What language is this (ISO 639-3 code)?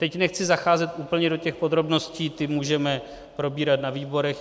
ces